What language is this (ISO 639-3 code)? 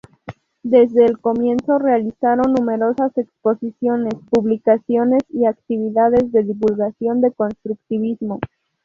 spa